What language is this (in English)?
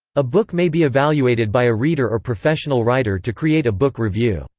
English